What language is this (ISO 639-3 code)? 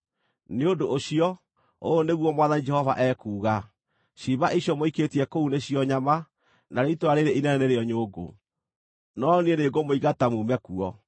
kik